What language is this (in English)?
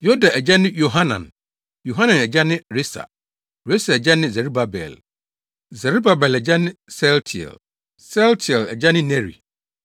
Akan